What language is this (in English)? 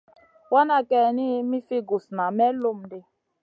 Masana